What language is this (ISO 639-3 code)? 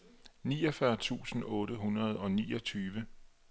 dan